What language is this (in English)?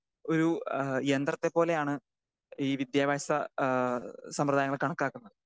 Malayalam